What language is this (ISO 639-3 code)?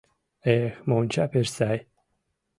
chm